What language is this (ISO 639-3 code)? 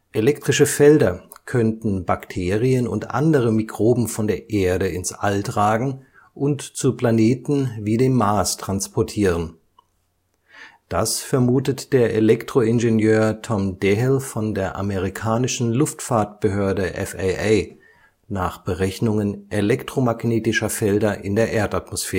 deu